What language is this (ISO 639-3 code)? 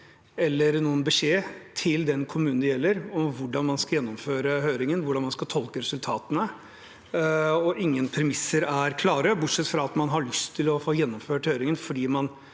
nor